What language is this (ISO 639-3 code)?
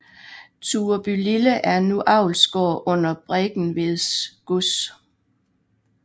dan